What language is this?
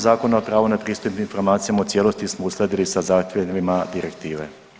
Croatian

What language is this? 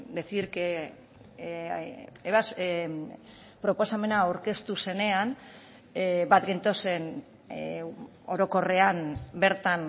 Basque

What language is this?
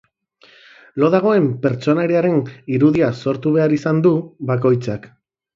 Basque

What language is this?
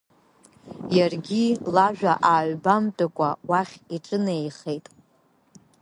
Abkhazian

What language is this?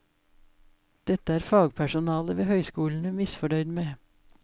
Norwegian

